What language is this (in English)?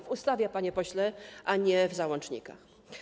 Polish